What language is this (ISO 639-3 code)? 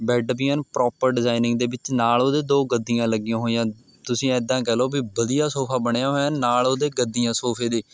pan